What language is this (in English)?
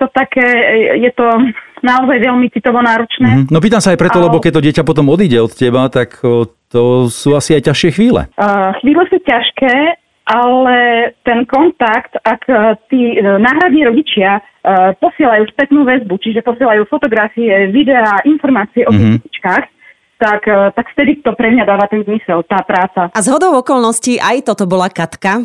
Slovak